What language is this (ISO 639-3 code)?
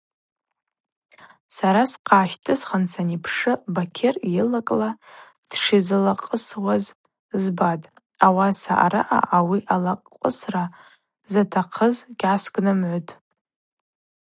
abq